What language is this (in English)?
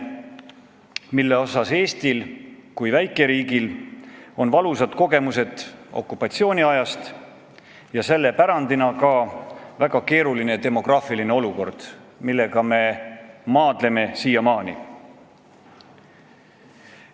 Estonian